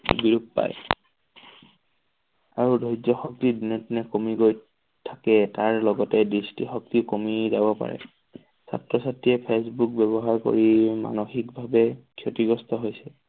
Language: Assamese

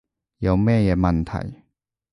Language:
Cantonese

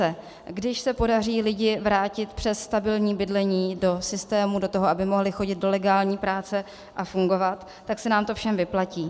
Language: Czech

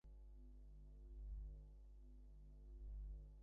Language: Bangla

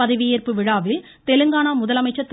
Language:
Tamil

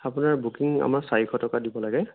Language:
Assamese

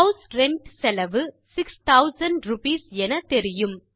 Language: Tamil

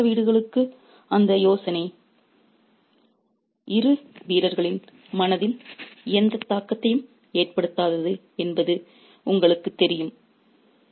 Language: Tamil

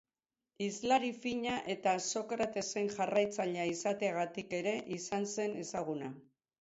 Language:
Basque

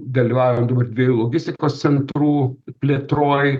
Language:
Lithuanian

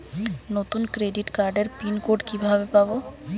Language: Bangla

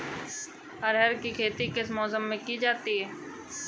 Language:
Hindi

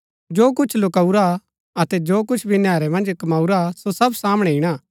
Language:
Gaddi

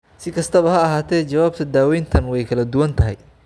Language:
Somali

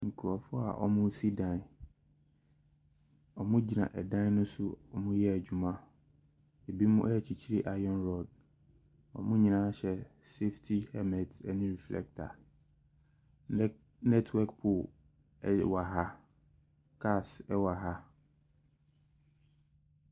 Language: Akan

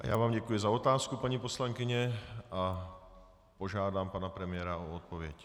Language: Czech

